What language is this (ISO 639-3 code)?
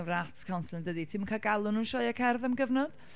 cym